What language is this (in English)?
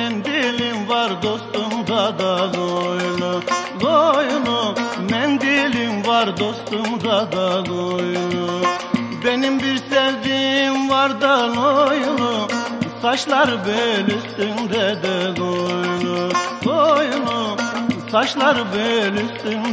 Arabic